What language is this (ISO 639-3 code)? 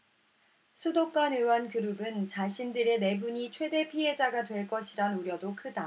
kor